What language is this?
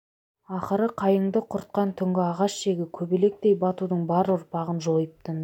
Kazakh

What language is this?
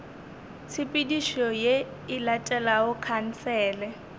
Northern Sotho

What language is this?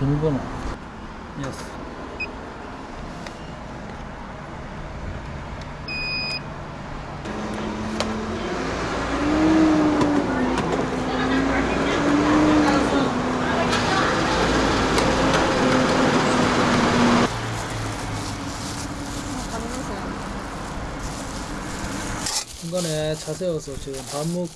Korean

